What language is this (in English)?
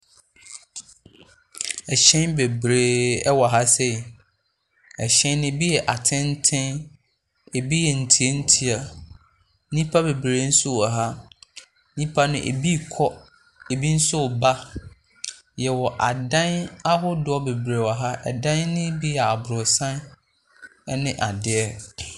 Akan